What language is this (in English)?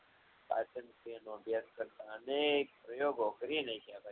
Gujarati